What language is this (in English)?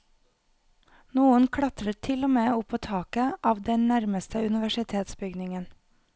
Norwegian